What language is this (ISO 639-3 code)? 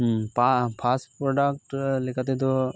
sat